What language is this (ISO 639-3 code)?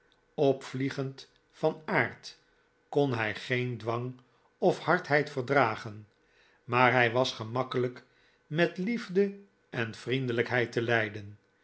nld